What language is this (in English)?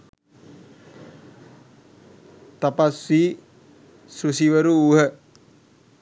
Sinhala